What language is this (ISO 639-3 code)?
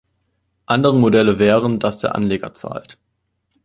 deu